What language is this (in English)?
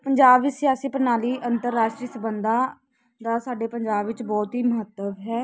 Punjabi